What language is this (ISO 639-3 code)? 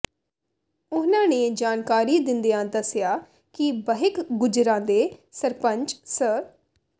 pan